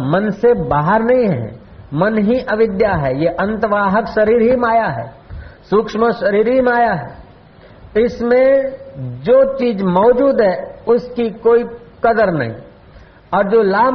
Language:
Hindi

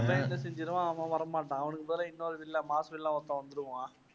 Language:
Tamil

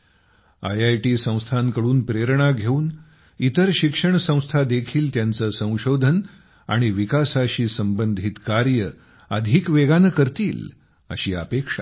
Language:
Marathi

